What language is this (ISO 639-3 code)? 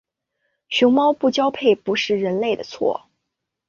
zho